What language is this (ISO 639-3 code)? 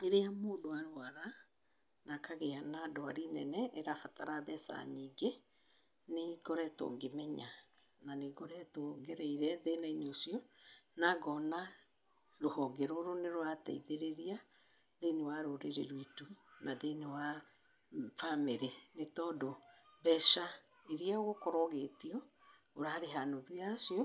kik